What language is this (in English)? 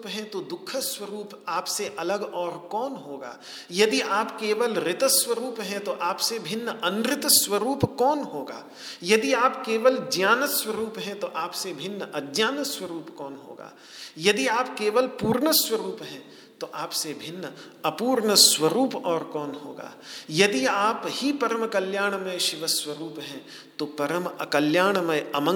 Hindi